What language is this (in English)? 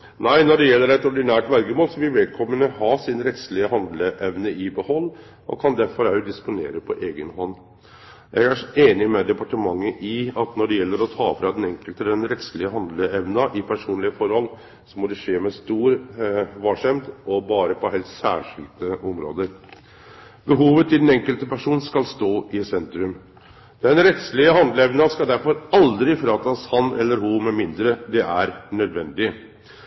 Norwegian Nynorsk